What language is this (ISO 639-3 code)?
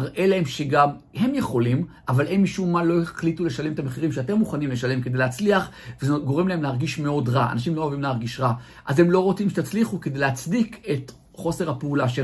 heb